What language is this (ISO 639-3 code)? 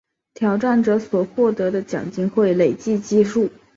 zho